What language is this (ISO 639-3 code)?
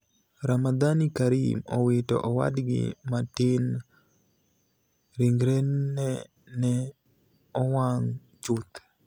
luo